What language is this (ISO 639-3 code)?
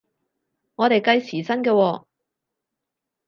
yue